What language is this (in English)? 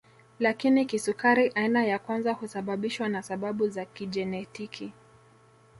Swahili